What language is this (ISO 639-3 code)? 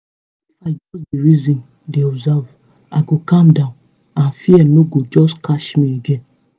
pcm